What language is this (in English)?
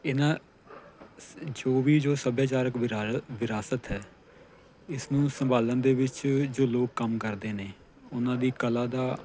Punjabi